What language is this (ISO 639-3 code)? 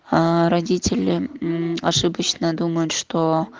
rus